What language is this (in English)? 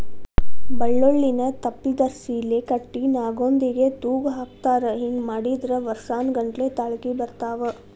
Kannada